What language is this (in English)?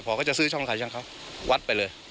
Thai